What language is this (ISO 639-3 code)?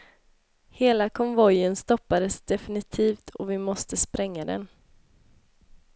swe